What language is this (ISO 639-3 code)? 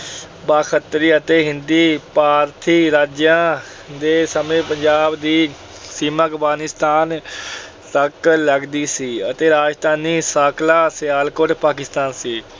pan